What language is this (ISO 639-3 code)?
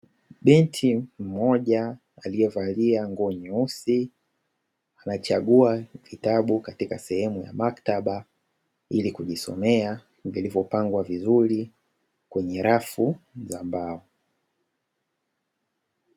swa